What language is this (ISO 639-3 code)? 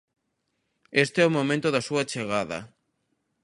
glg